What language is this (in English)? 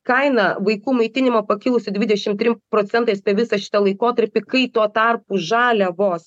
Lithuanian